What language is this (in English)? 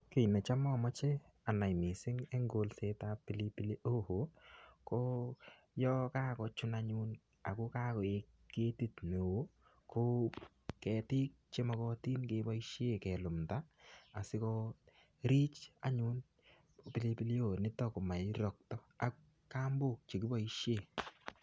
Kalenjin